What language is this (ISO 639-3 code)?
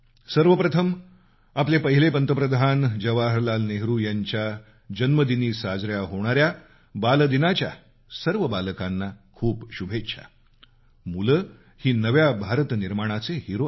mar